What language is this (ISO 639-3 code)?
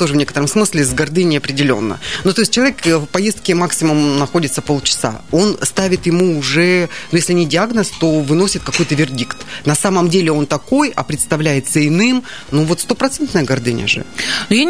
rus